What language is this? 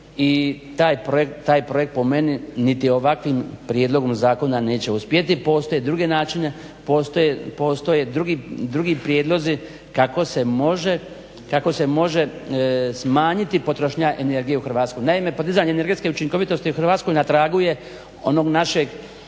Croatian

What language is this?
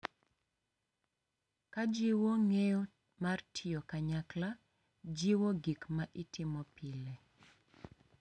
Luo (Kenya and Tanzania)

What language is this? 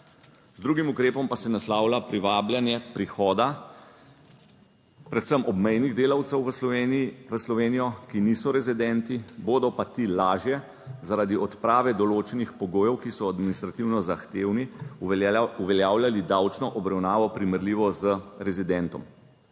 Slovenian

